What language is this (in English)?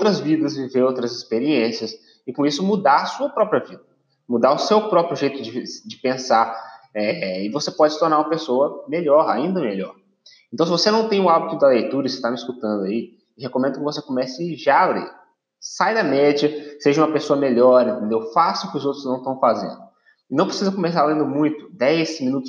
Portuguese